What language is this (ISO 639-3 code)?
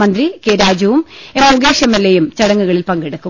mal